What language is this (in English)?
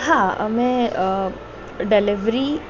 Gujarati